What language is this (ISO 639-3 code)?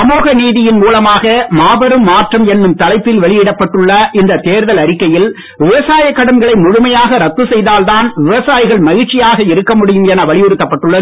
tam